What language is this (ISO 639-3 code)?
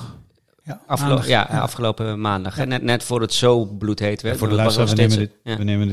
nld